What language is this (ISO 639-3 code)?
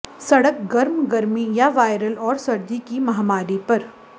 hin